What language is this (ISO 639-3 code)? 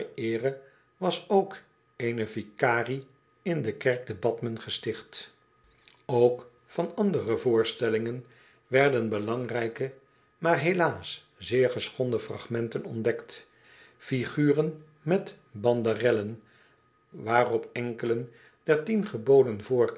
nld